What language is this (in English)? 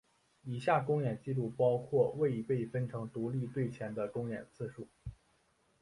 Chinese